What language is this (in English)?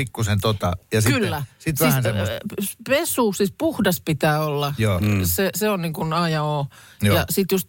Finnish